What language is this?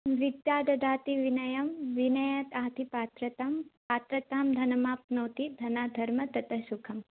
Sanskrit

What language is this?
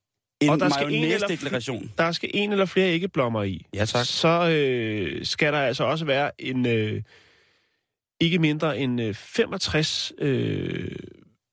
Danish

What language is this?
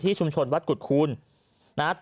Thai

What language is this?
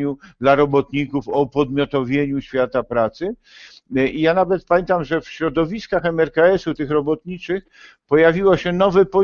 Polish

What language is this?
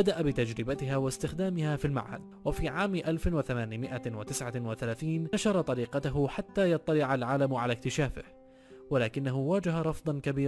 Arabic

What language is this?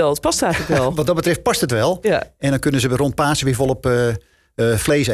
Dutch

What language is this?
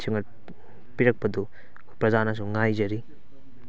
Manipuri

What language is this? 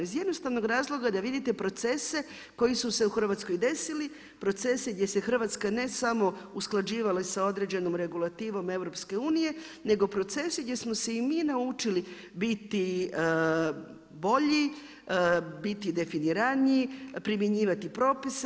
Croatian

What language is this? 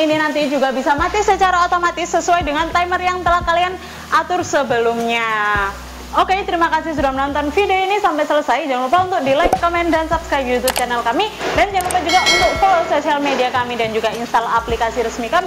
Indonesian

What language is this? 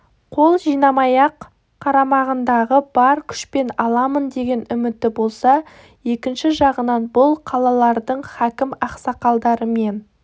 Kazakh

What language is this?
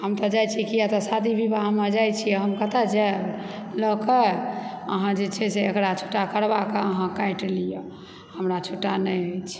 Maithili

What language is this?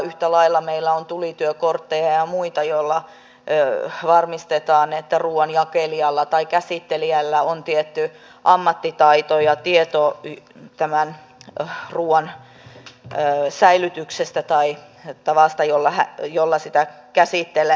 Finnish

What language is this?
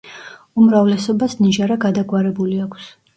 Georgian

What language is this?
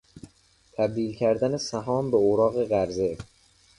Persian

